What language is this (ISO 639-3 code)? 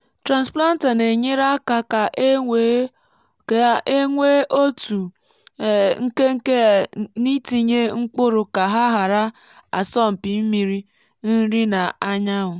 ibo